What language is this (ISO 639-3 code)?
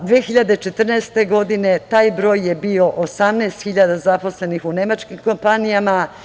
srp